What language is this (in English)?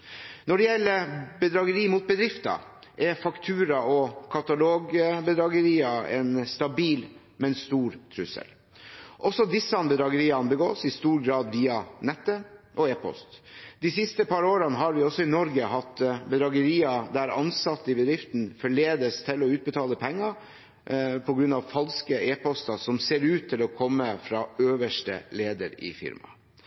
Norwegian Bokmål